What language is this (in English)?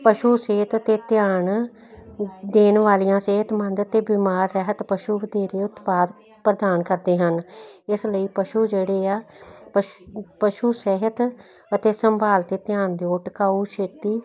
Punjabi